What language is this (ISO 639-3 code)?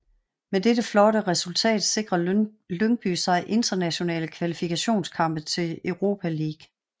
dan